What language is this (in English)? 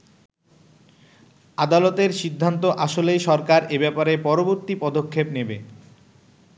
Bangla